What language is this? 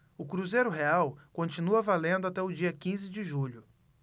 Portuguese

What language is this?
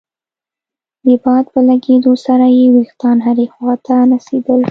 Pashto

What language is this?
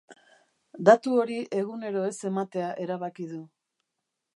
Basque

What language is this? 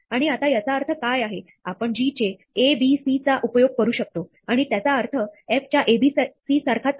Marathi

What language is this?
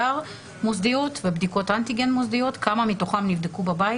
Hebrew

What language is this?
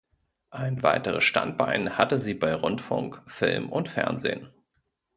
German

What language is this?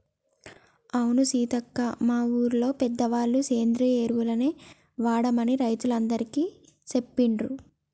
Telugu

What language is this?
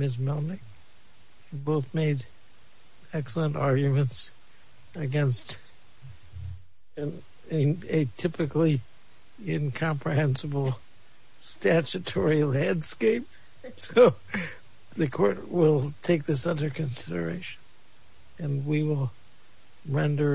English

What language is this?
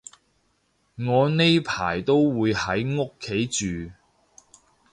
Cantonese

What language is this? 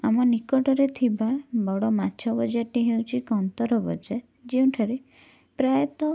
Odia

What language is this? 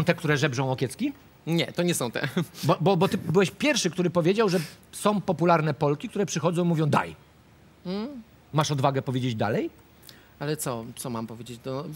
Polish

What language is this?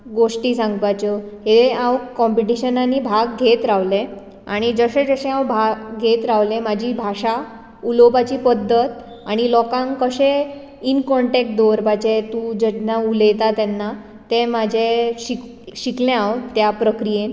Konkani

